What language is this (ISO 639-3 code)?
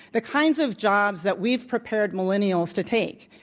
eng